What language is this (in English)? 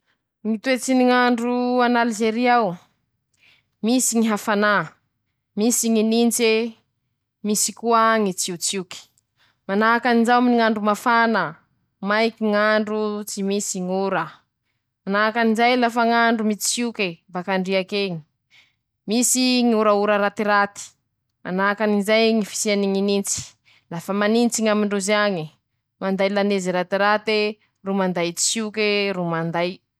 Masikoro Malagasy